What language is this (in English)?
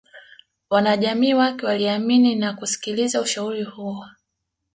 Swahili